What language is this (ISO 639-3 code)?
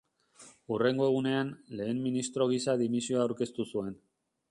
eus